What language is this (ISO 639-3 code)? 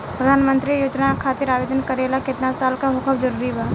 bho